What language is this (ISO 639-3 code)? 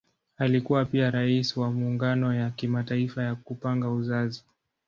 swa